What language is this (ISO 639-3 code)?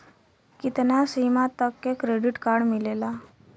bho